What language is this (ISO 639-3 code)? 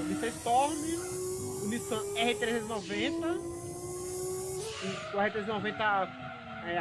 por